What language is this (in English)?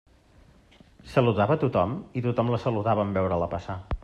Catalan